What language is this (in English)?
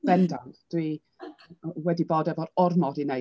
Welsh